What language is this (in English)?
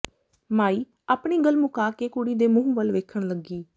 Punjabi